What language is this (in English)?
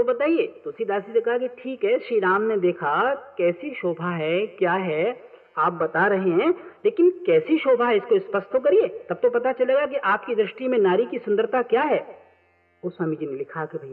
Hindi